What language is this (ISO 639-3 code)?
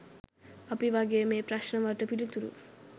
sin